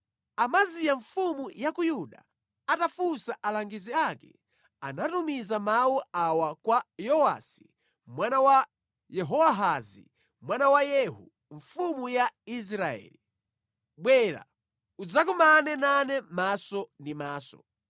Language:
Nyanja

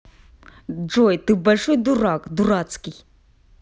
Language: Russian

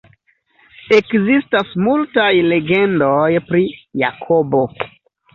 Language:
Esperanto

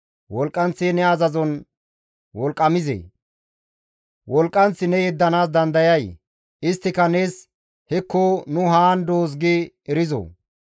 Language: Gamo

